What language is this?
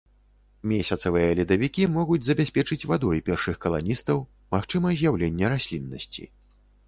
Belarusian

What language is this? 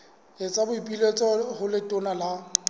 Southern Sotho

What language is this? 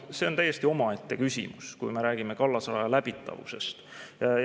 Estonian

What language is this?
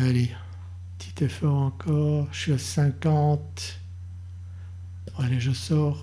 French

